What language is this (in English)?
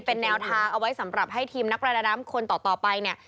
Thai